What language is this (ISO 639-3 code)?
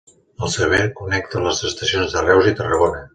cat